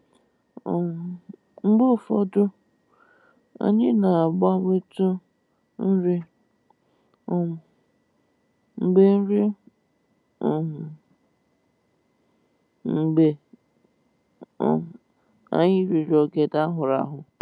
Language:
Igbo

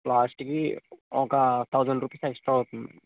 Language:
Telugu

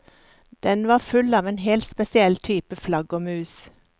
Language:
Norwegian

